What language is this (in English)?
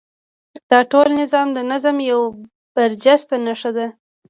Pashto